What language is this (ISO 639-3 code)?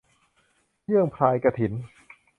tha